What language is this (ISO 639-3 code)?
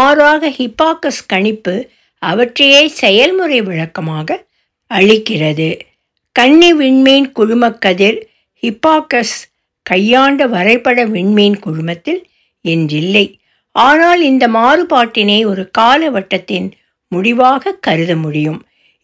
tam